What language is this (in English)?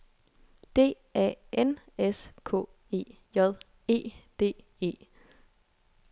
Danish